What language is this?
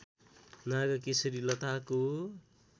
Nepali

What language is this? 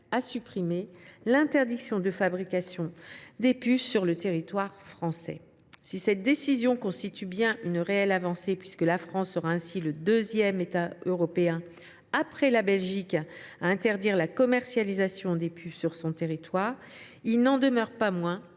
French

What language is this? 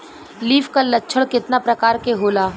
Bhojpuri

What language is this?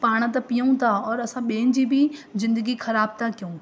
Sindhi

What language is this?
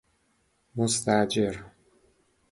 Persian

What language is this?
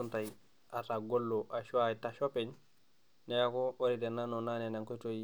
Masai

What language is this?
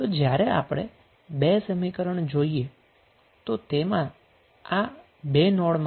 Gujarati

